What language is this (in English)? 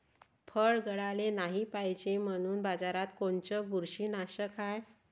Marathi